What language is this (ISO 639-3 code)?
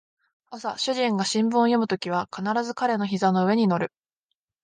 jpn